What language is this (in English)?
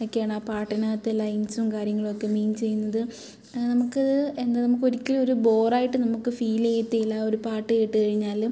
Malayalam